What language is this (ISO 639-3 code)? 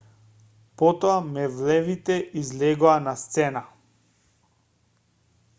mkd